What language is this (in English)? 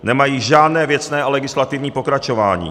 Czech